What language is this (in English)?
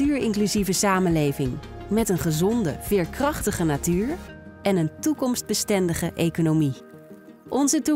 Dutch